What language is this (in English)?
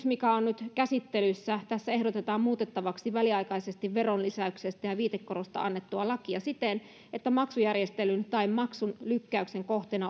Finnish